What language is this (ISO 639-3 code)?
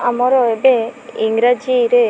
ori